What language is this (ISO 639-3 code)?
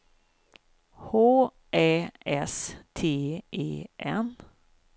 swe